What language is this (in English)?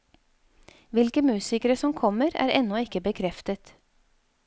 Norwegian